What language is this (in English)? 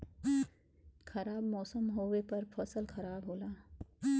Bhojpuri